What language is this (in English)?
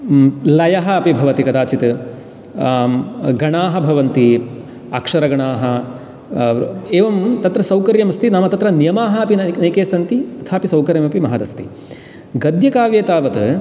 Sanskrit